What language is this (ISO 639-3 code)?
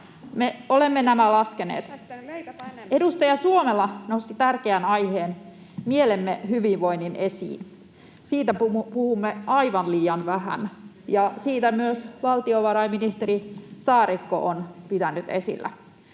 fin